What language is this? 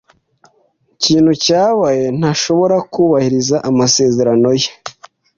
Kinyarwanda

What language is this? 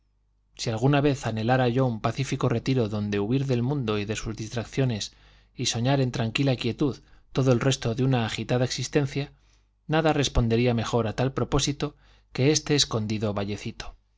Spanish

